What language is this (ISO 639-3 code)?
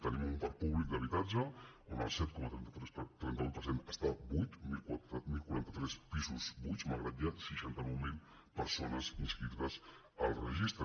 cat